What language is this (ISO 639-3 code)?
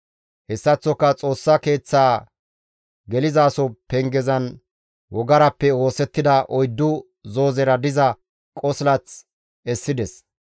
gmv